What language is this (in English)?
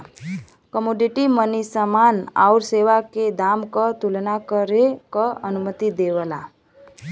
Bhojpuri